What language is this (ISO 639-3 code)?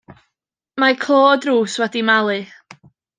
cym